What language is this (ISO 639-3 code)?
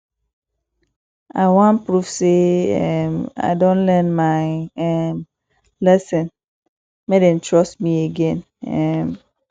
pcm